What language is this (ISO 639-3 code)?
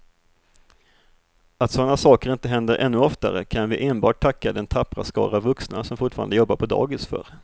swe